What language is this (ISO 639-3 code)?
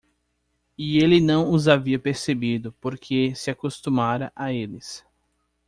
por